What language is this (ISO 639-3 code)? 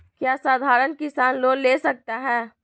mag